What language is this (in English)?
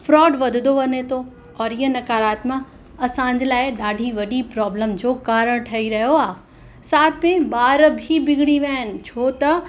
Sindhi